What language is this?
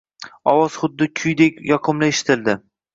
Uzbek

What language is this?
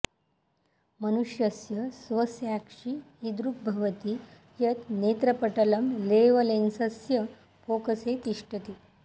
Sanskrit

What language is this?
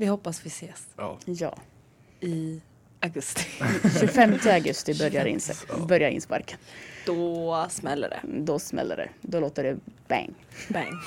Swedish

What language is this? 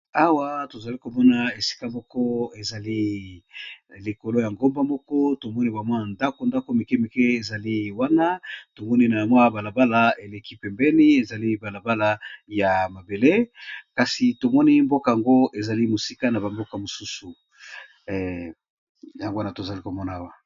Lingala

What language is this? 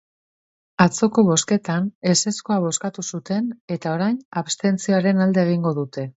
Basque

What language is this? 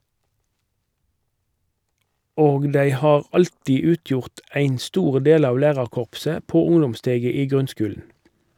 Norwegian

